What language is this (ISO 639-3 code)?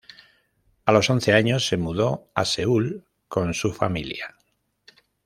spa